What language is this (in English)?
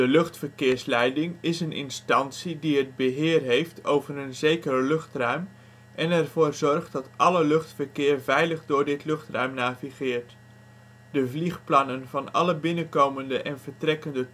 Dutch